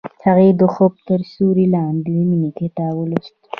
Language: Pashto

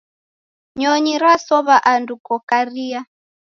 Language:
Taita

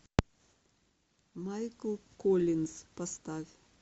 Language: Russian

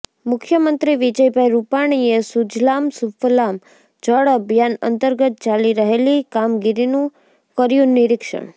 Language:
Gujarati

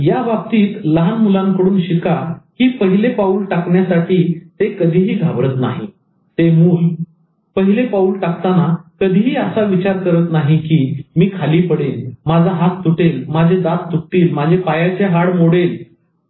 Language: Marathi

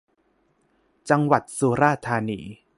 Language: Thai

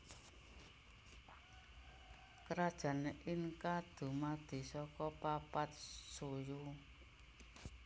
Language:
Javanese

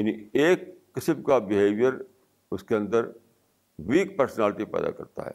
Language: Urdu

